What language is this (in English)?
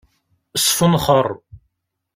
Kabyle